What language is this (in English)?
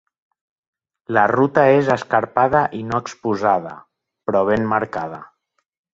Catalan